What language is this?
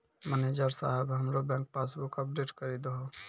Maithili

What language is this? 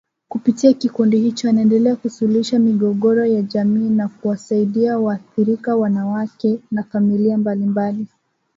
Swahili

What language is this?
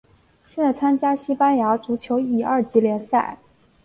Chinese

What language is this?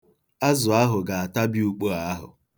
Igbo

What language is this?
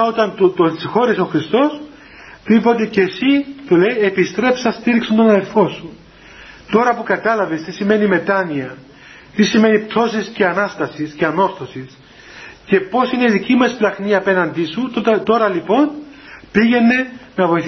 Greek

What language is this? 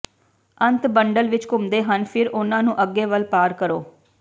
Punjabi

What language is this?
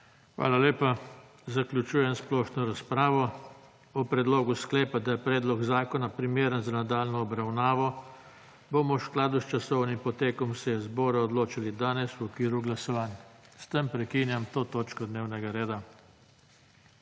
Slovenian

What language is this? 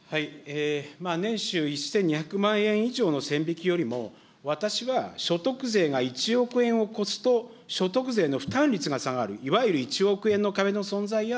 Japanese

